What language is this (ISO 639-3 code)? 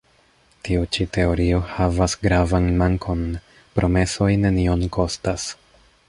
epo